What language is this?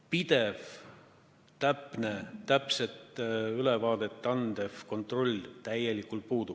Estonian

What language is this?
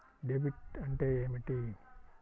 Telugu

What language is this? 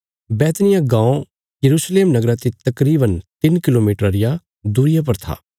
Bilaspuri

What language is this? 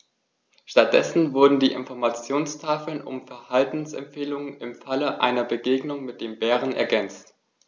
German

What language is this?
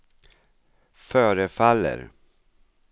Swedish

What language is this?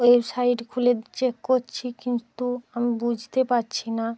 Bangla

